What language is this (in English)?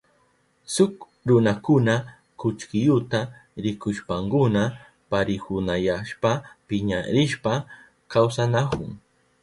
Southern Pastaza Quechua